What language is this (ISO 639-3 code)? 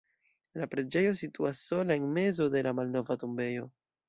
epo